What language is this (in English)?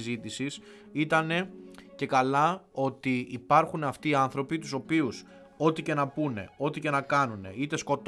Greek